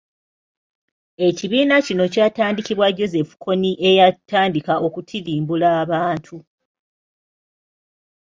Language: Ganda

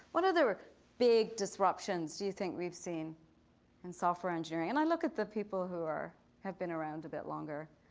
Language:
English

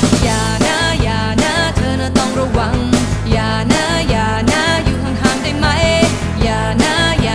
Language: Thai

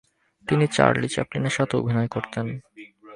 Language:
Bangla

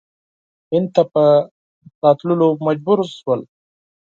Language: Pashto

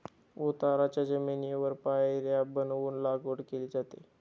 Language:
Marathi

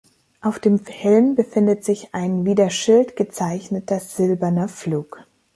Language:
German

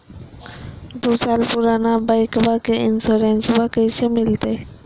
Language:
Magahi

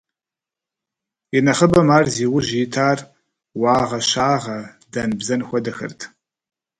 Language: Kabardian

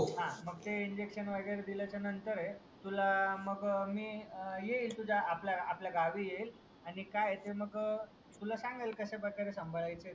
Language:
Marathi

